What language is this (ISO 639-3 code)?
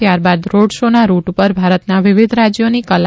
guj